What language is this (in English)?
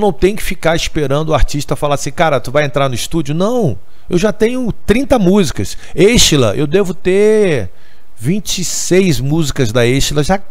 Portuguese